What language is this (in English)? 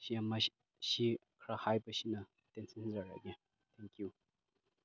Manipuri